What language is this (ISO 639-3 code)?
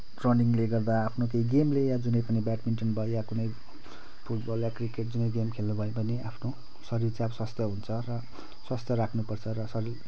nep